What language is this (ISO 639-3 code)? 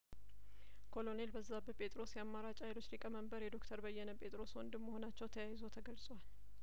amh